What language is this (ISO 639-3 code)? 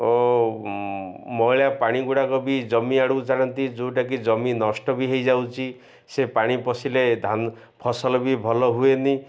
ori